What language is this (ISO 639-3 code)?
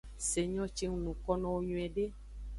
ajg